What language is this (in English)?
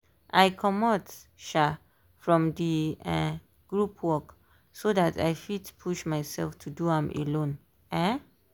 Nigerian Pidgin